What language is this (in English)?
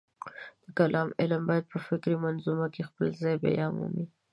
Pashto